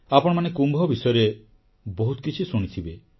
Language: Odia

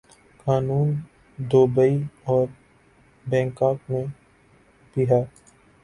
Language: Urdu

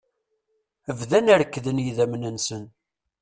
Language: Kabyle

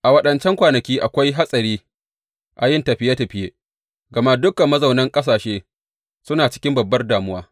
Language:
Hausa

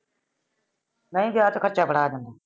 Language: Punjabi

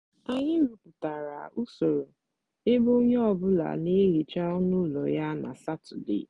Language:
Igbo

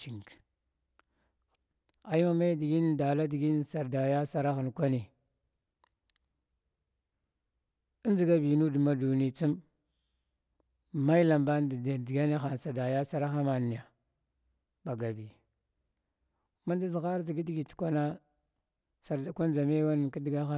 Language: Glavda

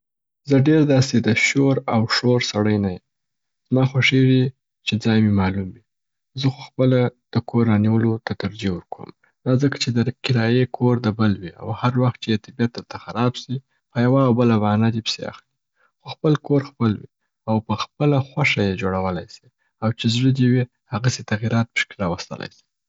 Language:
Southern Pashto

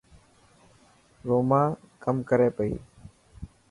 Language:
Dhatki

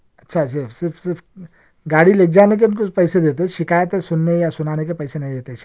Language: Urdu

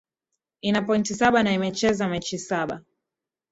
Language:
Swahili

